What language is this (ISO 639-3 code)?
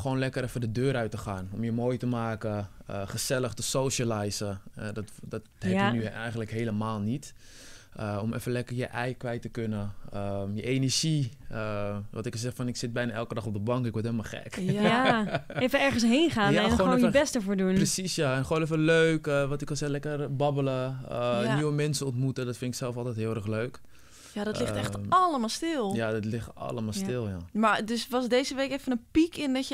nld